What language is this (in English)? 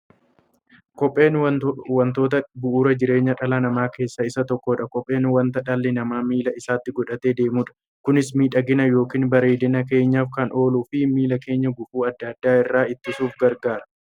Oromo